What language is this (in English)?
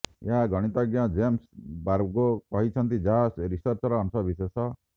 Odia